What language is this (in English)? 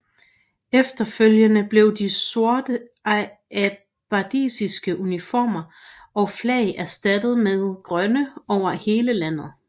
Danish